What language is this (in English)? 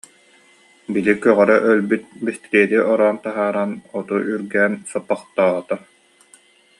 Yakut